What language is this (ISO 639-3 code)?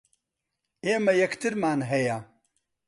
ckb